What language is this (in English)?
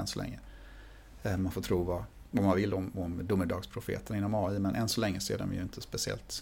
Swedish